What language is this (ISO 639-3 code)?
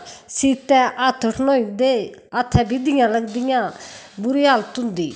doi